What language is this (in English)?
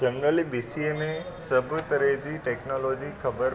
Sindhi